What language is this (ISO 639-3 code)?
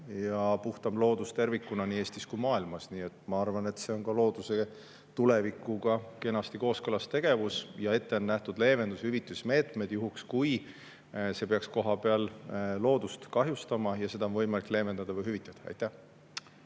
est